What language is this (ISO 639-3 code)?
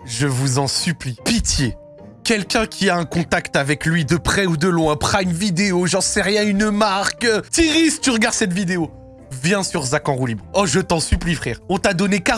fra